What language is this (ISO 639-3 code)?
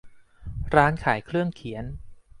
tha